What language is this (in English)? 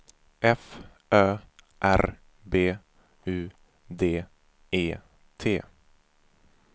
Swedish